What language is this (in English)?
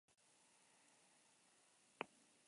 Basque